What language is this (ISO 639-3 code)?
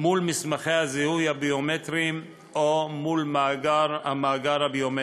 heb